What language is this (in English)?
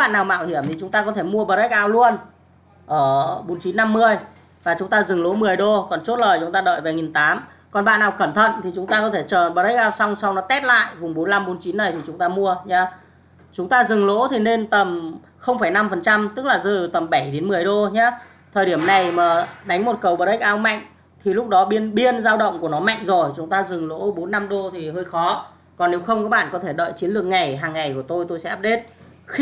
Vietnamese